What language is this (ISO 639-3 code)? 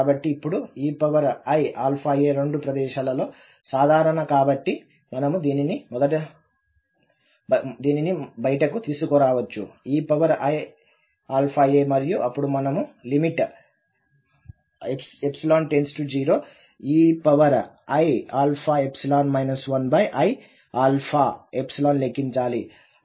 tel